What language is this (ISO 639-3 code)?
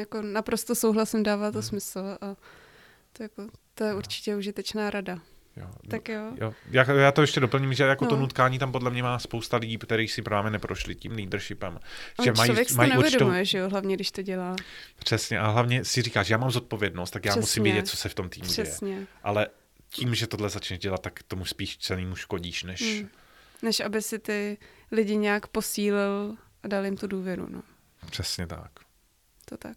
ces